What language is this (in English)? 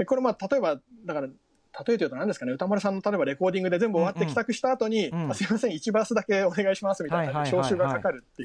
Japanese